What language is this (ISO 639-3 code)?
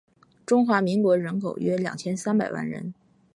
zho